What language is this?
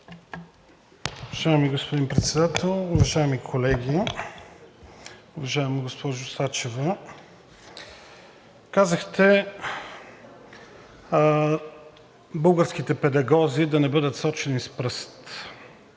Bulgarian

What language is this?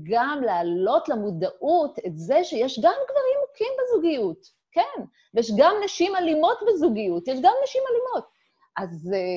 Hebrew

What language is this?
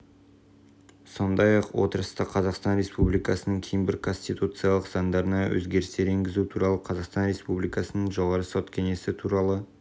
Kazakh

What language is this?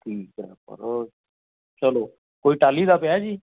Punjabi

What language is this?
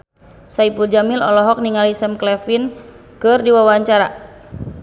Sundanese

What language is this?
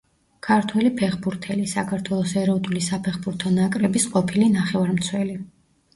Georgian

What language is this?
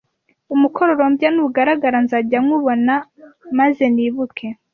Kinyarwanda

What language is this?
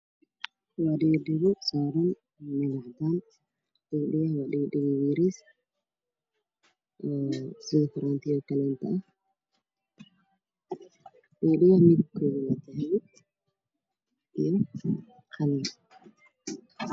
Somali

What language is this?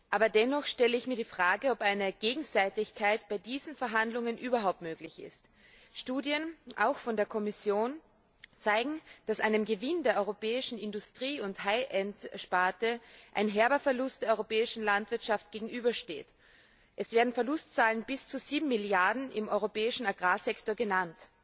German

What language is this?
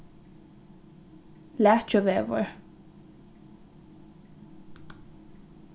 Faroese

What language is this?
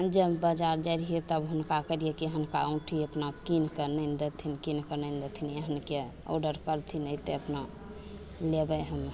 Maithili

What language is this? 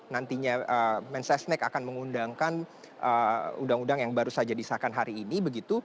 Indonesian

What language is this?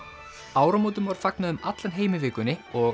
Icelandic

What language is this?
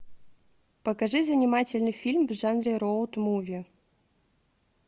Russian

